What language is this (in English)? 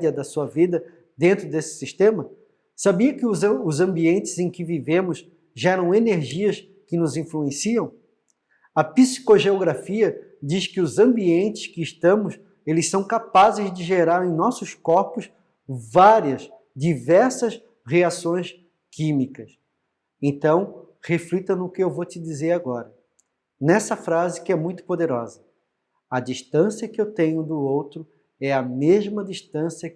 Portuguese